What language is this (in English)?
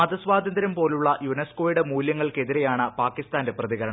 Malayalam